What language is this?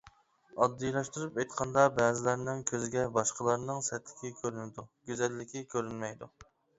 Uyghur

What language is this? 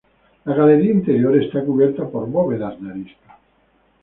Spanish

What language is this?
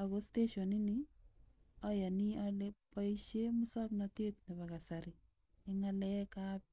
Kalenjin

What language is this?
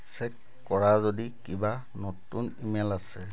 Assamese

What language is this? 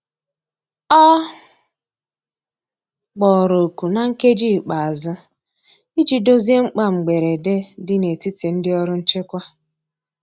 Igbo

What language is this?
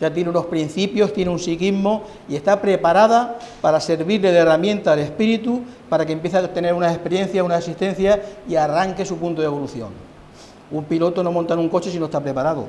Spanish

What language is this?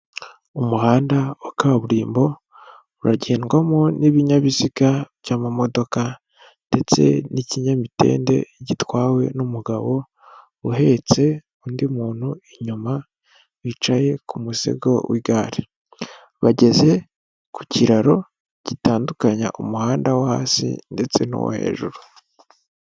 Kinyarwanda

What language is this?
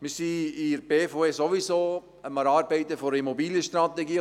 Swiss German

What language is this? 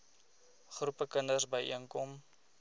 Afrikaans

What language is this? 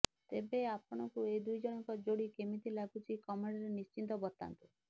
Odia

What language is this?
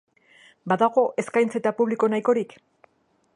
Basque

